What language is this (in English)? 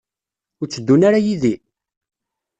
Kabyle